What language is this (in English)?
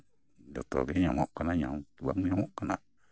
Santali